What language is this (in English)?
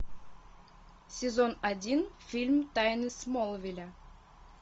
Russian